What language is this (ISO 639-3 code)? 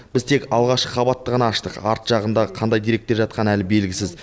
kaz